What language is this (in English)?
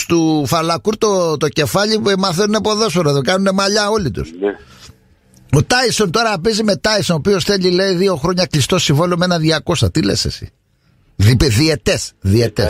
Greek